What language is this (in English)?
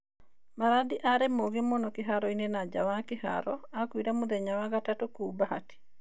Kikuyu